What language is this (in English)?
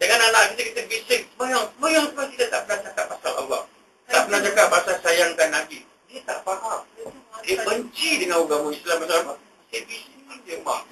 Malay